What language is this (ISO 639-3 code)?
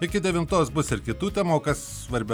lit